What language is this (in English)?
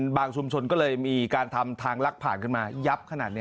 Thai